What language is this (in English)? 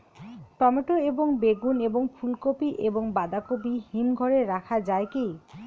Bangla